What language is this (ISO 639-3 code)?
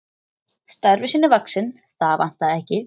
isl